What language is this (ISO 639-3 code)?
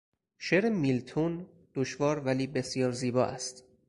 fas